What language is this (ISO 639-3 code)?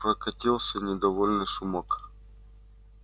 rus